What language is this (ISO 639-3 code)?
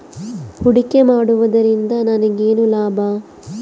kan